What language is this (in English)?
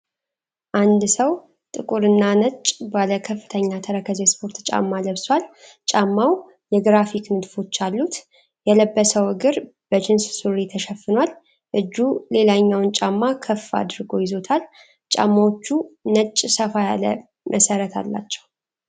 Amharic